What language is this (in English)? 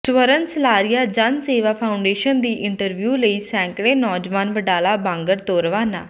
Punjabi